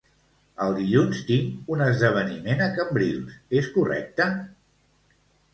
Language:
Catalan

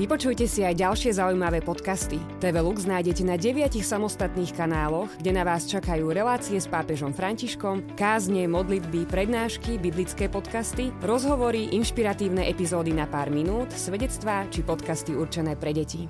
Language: Slovak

